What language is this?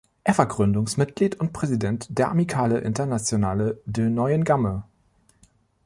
German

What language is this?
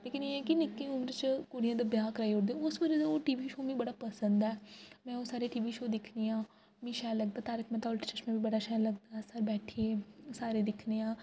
Dogri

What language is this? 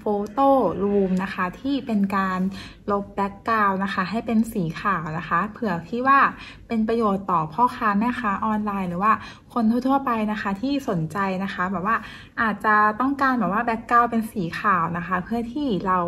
Thai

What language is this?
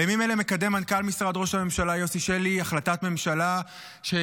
Hebrew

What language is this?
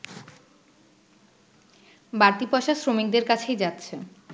Bangla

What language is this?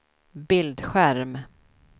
Swedish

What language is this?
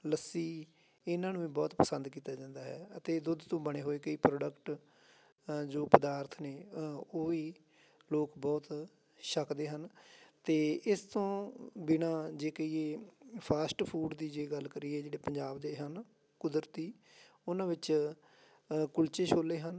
Punjabi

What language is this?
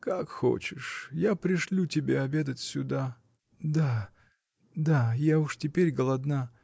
Russian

